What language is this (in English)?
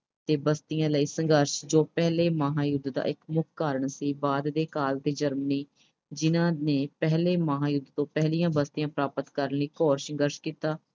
Punjabi